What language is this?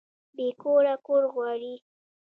Pashto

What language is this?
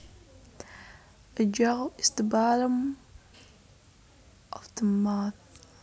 Javanese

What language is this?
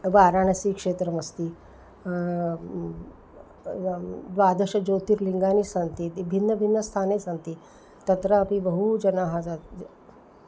Sanskrit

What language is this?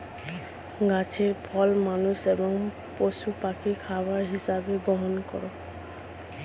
Bangla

